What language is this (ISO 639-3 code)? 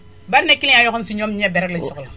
wol